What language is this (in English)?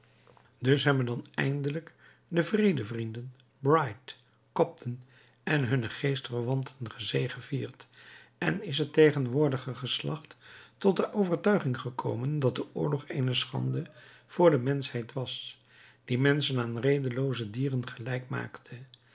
Dutch